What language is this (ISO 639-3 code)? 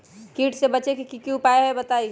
mag